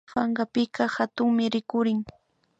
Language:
Imbabura Highland Quichua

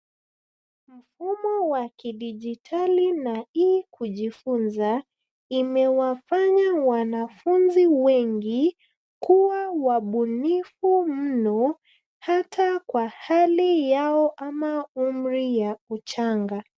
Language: Swahili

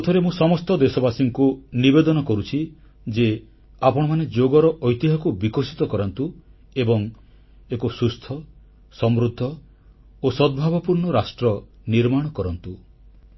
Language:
Odia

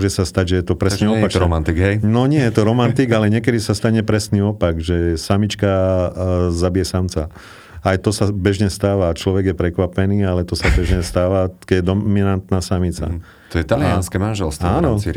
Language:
Slovak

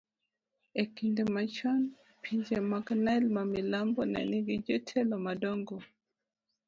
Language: Luo (Kenya and Tanzania)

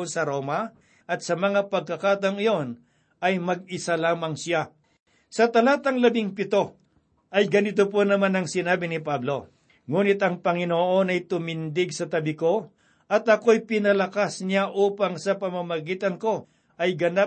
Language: Filipino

